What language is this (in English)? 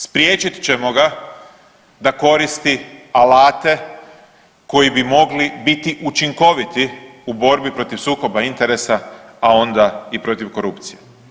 Croatian